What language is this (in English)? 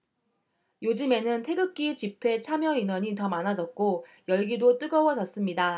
Korean